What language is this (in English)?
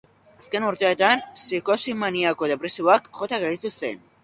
Basque